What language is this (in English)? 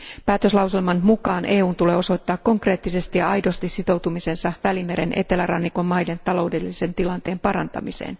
Finnish